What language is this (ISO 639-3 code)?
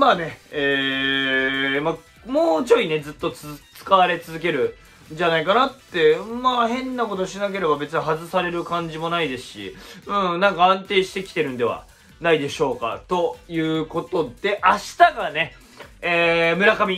jpn